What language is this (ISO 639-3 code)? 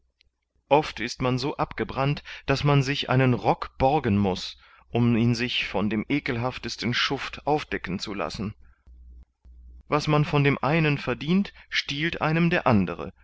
deu